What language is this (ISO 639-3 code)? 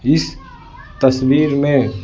hin